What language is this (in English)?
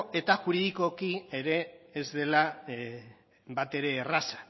Basque